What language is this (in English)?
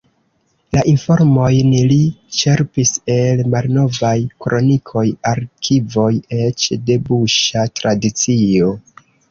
Esperanto